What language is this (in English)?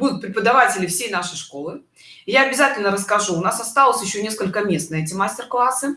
Russian